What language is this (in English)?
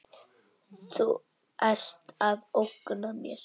Icelandic